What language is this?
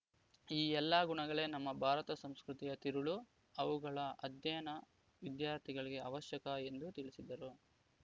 Kannada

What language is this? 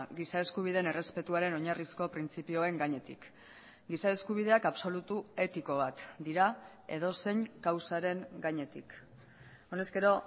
Basque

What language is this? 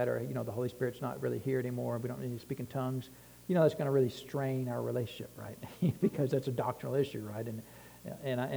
English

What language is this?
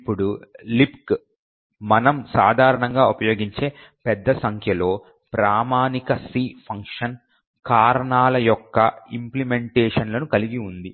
Telugu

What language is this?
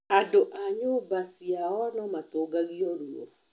Kikuyu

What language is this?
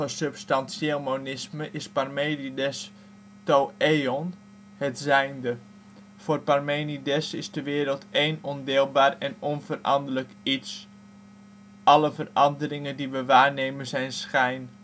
Dutch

